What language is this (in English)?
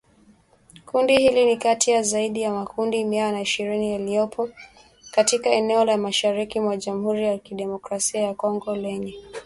Swahili